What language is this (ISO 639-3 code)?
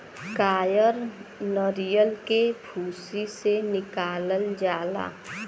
bho